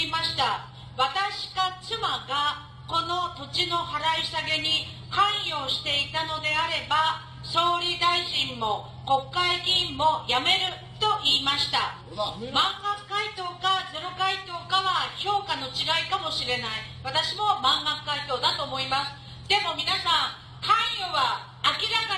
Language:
Japanese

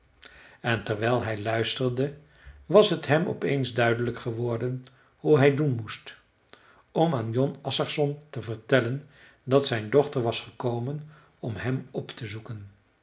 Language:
Dutch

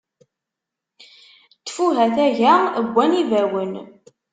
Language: Kabyle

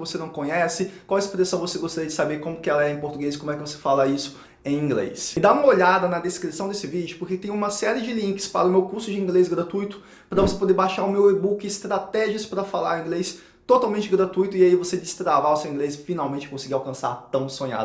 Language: Portuguese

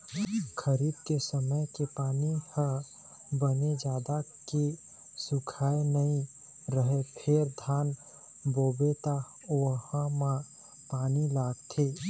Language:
Chhattisgarhi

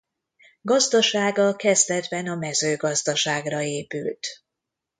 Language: Hungarian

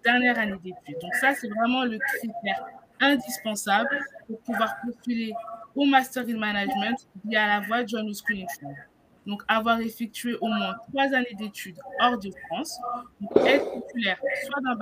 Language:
French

